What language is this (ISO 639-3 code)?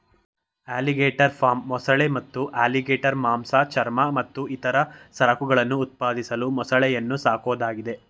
kan